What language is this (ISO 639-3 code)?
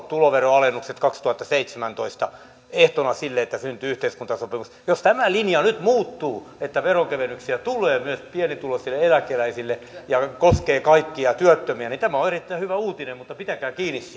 fin